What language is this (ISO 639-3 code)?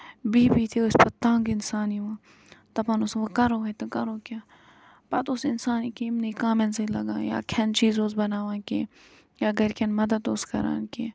kas